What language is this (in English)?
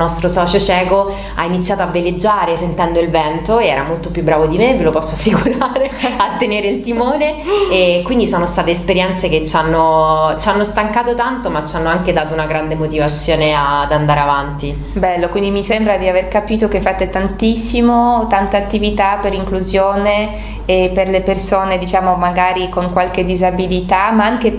Italian